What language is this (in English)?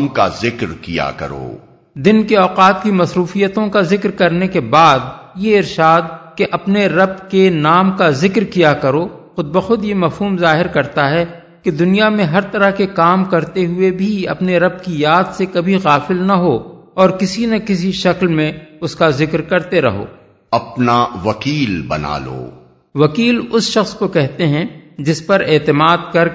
Urdu